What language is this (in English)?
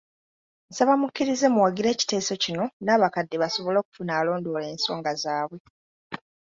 Ganda